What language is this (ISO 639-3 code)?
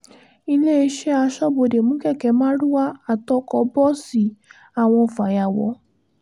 yor